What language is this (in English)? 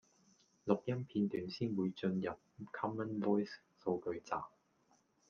Cantonese